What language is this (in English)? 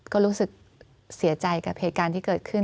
Thai